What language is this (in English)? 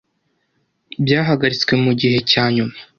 Kinyarwanda